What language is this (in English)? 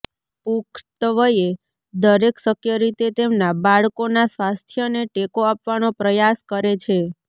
Gujarati